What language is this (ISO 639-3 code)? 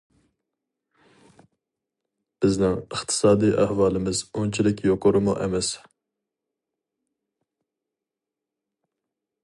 uig